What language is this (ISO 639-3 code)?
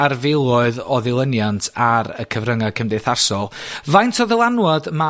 cym